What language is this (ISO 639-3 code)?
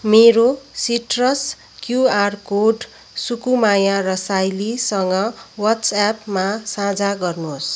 nep